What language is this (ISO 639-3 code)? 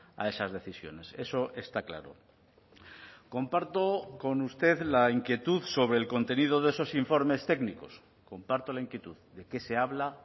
spa